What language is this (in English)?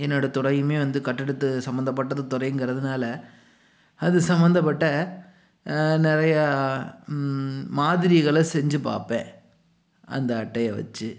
Tamil